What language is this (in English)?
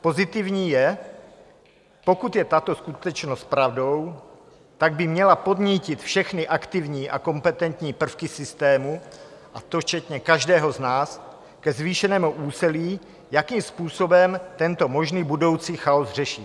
Czech